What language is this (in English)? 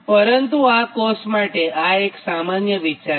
Gujarati